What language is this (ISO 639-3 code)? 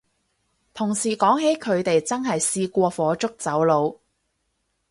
yue